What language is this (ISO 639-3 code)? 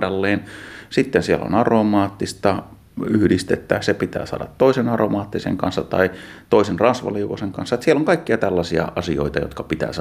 fin